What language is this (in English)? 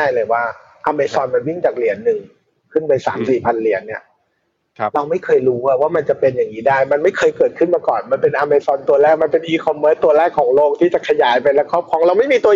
Thai